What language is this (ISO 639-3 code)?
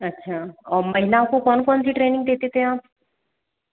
hin